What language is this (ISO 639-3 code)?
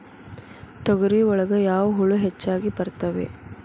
kan